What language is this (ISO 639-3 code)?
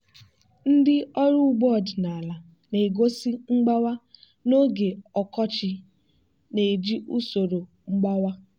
ibo